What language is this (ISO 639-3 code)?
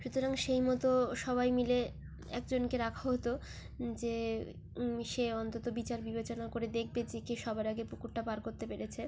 ben